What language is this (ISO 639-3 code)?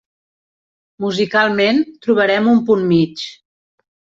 cat